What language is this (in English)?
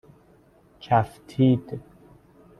Persian